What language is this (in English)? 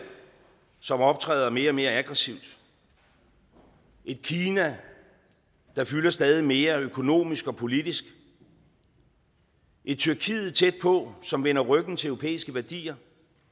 Danish